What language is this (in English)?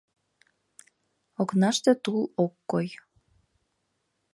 Mari